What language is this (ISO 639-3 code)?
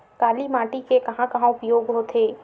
hne